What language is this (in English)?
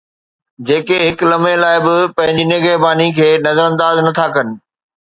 Sindhi